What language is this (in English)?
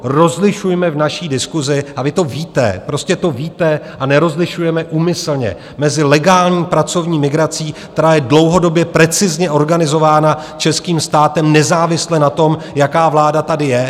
Czech